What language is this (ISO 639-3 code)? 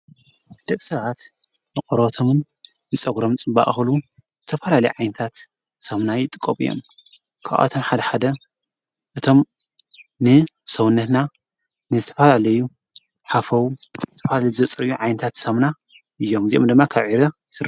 tir